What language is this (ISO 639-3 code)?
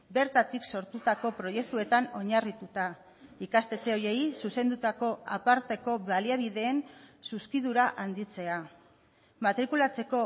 eus